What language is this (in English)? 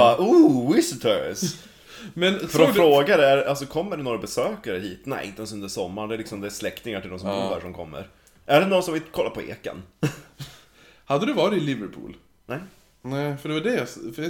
Swedish